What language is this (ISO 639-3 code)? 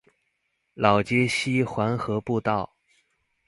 zho